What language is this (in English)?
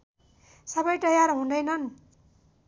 Nepali